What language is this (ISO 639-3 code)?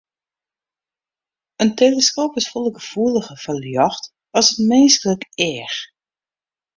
fry